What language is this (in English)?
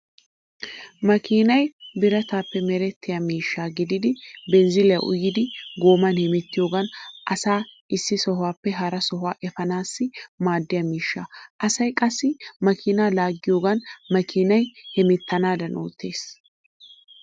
Wolaytta